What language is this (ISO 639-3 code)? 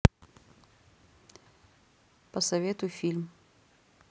rus